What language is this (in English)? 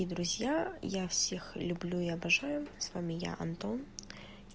Russian